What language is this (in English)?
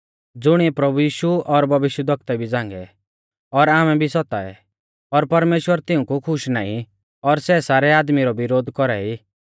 Mahasu Pahari